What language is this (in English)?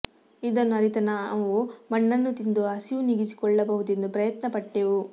Kannada